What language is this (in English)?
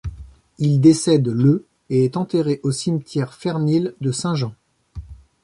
French